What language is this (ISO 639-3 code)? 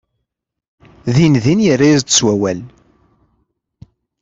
kab